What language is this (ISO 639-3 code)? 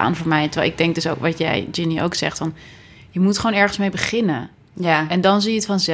nld